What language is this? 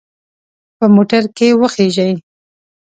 Pashto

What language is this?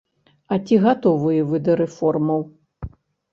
Belarusian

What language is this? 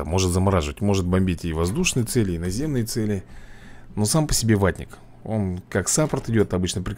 Russian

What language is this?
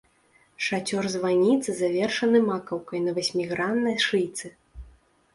Belarusian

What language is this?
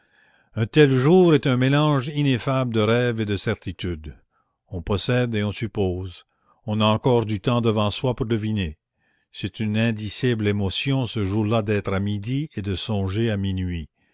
French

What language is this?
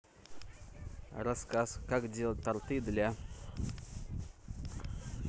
Russian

